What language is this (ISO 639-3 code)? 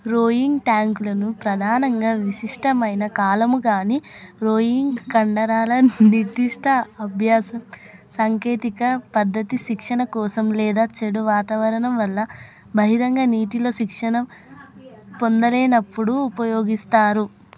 tel